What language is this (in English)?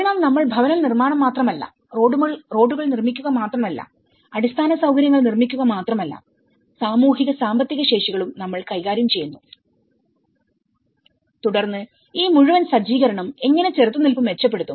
Malayalam